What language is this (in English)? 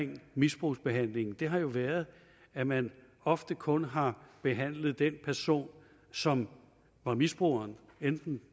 Danish